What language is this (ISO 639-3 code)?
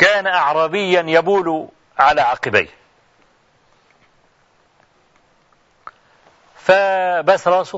ara